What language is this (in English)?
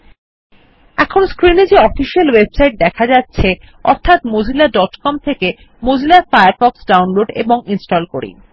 Bangla